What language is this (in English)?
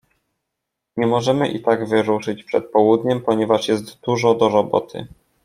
Polish